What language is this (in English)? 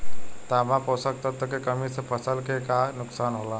Bhojpuri